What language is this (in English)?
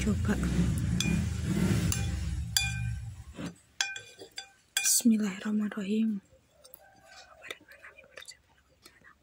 Indonesian